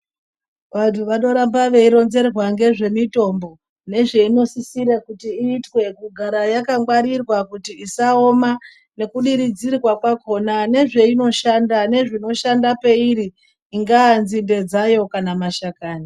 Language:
Ndau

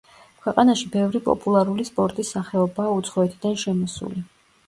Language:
Georgian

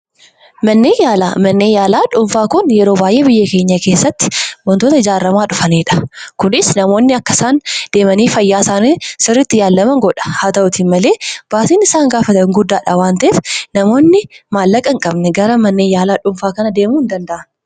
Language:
Oromo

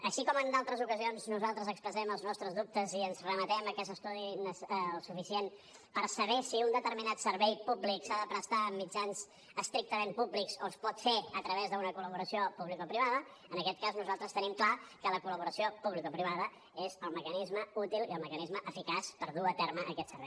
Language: Catalan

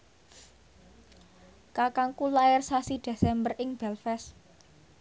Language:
Javanese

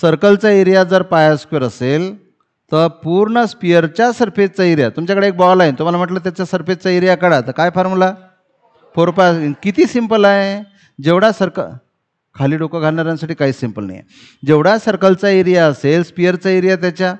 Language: Marathi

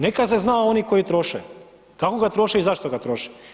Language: Croatian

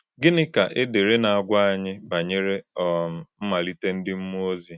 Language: Igbo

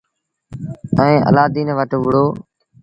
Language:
Sindhi Bhil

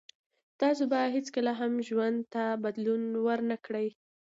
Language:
Pashto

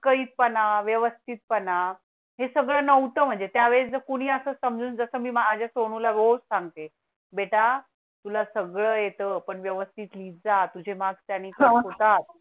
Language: Marathi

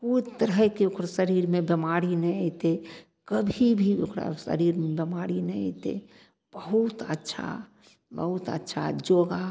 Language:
Maithili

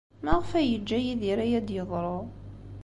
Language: Kabyle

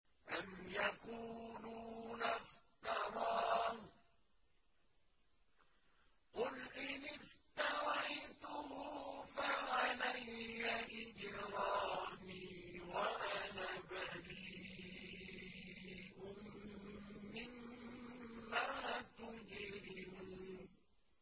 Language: Arabic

